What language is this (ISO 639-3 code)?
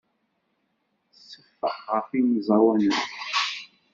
kab